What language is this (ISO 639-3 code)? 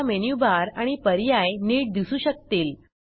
mar